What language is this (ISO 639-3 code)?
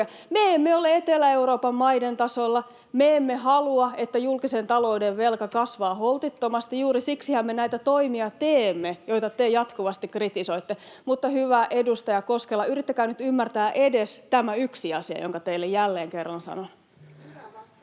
fin